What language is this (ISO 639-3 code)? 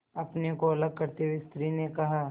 hin